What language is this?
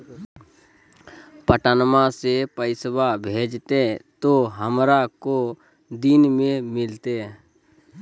Magahi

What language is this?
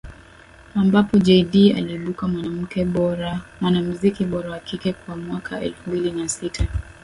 Swahili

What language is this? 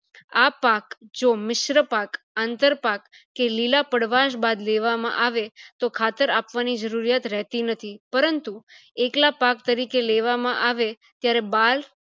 Gujarati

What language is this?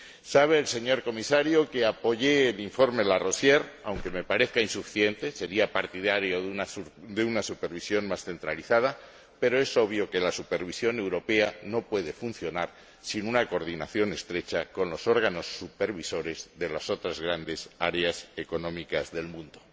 Spanish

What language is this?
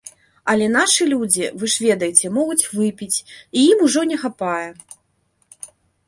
Belarusian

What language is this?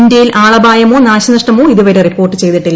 Malayalam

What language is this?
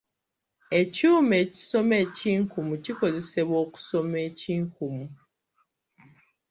Ganda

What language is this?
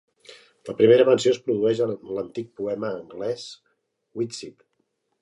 Catalan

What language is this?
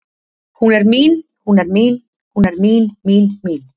Icelandic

